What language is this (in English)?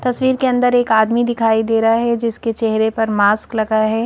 Hindi